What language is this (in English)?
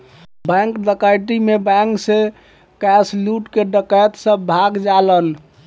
Bhojpuri